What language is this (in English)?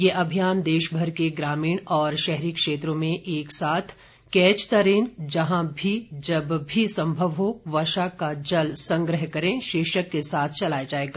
Hindi